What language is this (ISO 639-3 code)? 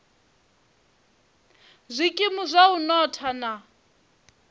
ven